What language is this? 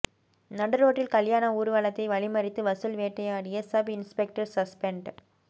Tamil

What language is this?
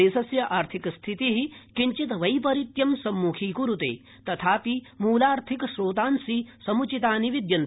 Sanskrit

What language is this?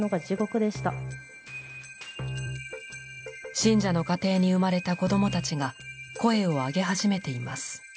Japanese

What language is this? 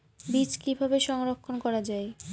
Bangla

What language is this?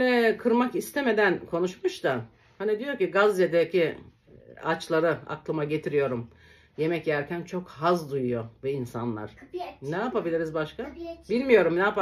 Turkish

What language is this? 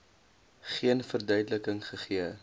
Afrikaans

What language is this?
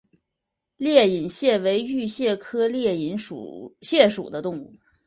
Chinese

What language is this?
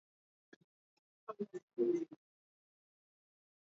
Swahili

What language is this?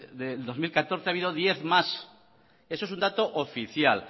Spanish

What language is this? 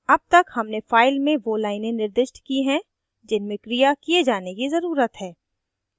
Hindi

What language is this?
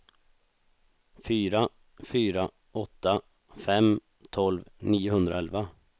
Swedish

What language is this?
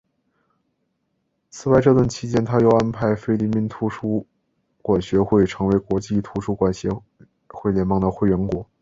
Chinese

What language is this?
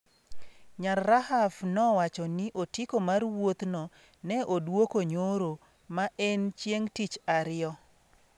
Luo (Kenya and Tanzania)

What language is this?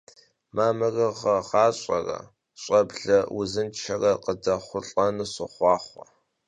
Kabardian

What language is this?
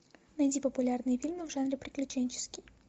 Russian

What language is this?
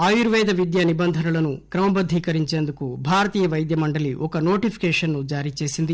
Telugu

